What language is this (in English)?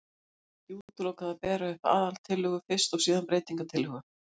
Icelandic